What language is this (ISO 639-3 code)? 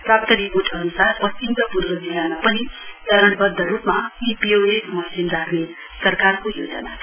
nep